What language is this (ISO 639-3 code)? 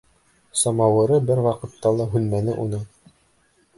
bak